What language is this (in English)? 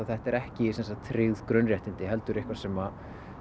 Icelandic